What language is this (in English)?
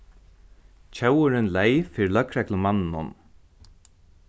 Faroese